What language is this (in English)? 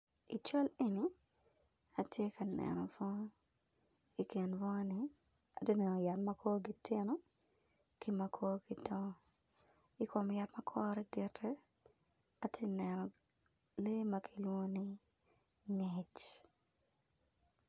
Acoli